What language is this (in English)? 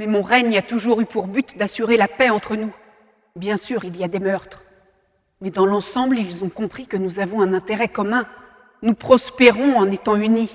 French